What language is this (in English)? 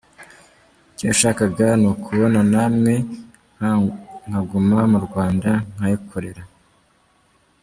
Kinyarwanda